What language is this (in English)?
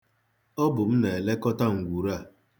Igbo